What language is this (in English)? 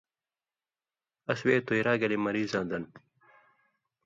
Indus Kohistani